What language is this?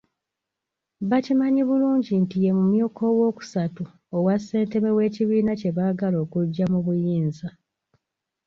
Ganda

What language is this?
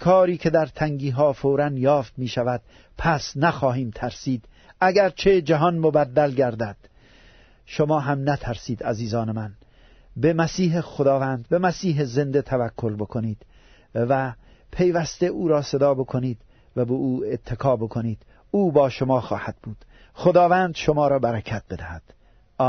Persian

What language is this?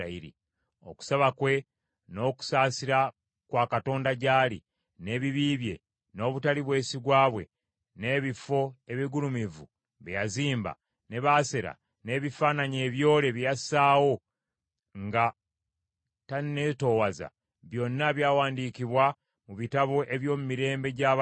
Ganda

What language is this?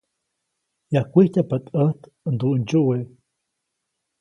Copainalá Zoque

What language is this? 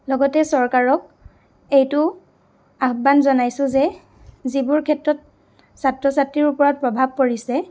Assamese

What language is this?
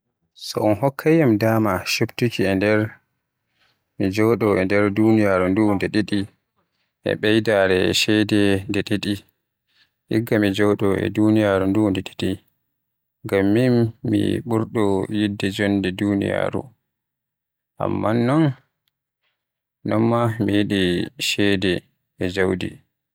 Western Niger Fulfulde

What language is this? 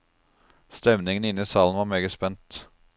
Norwegian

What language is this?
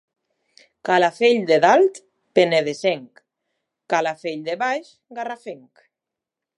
Catalan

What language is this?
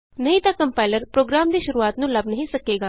Punjabi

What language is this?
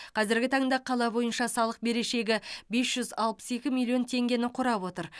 Kazakh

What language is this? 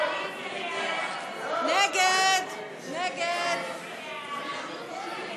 Hebrew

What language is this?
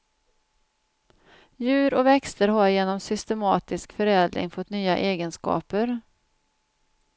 Swedish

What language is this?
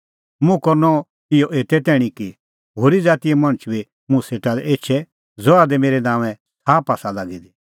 Kullu Pahari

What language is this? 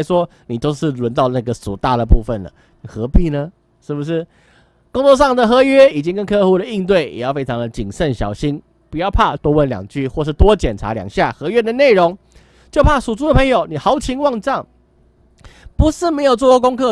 Chinese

